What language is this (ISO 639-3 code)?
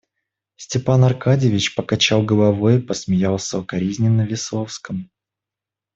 rus